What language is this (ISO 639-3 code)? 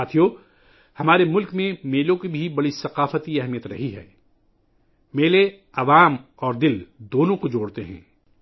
urd